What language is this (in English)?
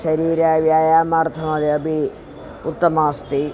Sanskrit